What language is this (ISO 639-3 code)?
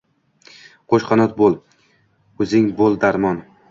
uzb